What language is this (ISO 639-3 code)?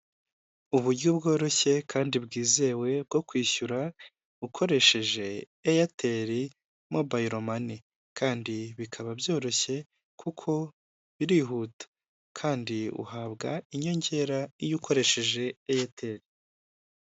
kin